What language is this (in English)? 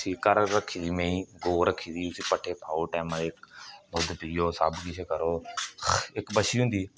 Dogri